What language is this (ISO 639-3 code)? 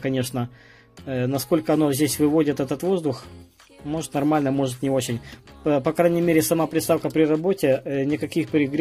rus